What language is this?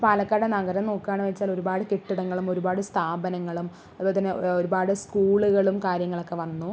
Malayalam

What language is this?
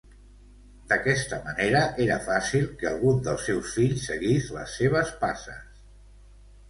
Catalan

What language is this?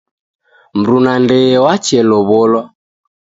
Taita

